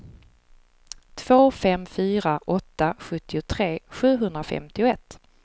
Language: Swedish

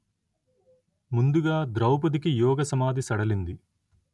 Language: Telugu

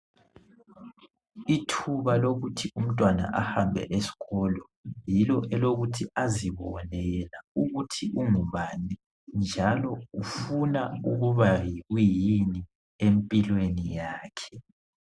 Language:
North Ndebele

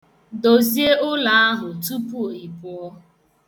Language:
Igbo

